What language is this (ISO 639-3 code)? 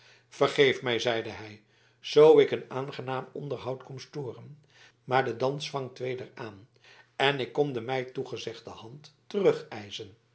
nld